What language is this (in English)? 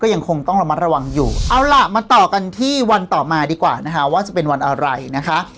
Thai